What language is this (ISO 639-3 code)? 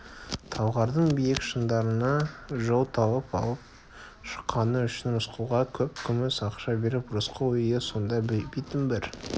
kaz